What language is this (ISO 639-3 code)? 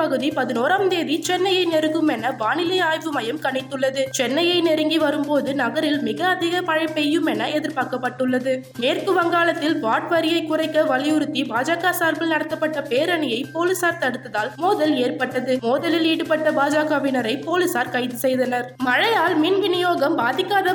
tam